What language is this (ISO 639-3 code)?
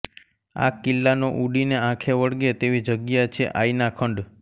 guj